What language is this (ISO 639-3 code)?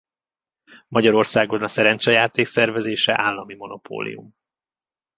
hun